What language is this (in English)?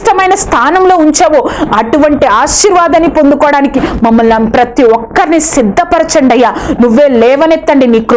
Dutch